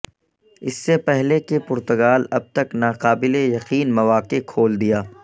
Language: Urdu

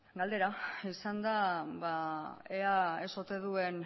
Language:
Basque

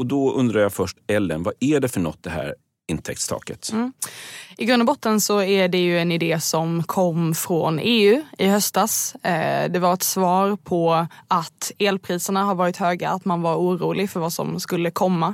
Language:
Swedish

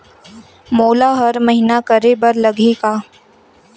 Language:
Chhattisgarhi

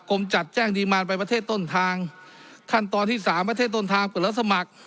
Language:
Thai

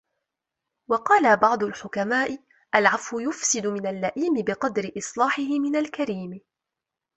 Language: Arabic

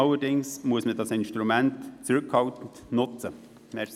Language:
Swiss German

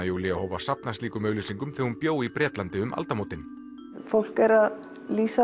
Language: Icelandic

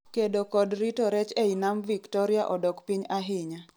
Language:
Luo (Kenya and Tanzania)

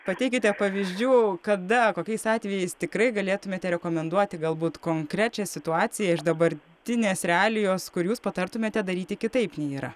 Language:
Lithuanian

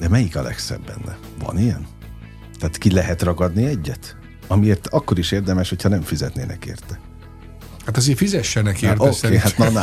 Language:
Hungarian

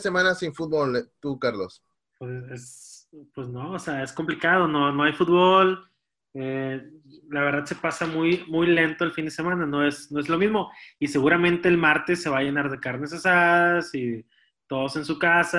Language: Spanish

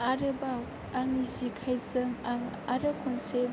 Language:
Bodo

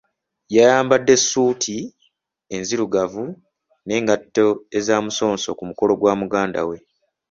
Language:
Ganda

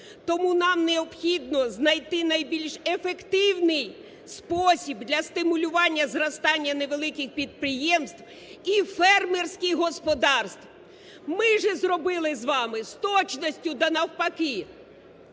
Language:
Ukrainian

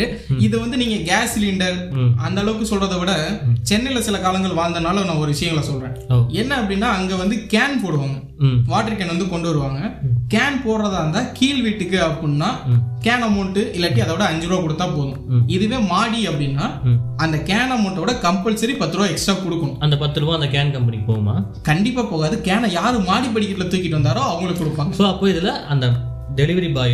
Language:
Tamil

